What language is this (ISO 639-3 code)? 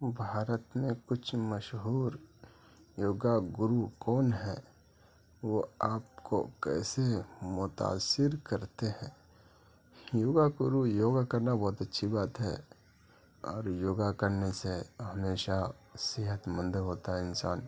urd